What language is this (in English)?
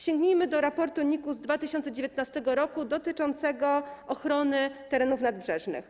Polish